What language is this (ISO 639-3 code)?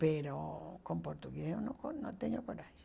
por